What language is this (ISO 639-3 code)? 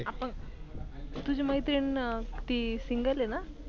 mar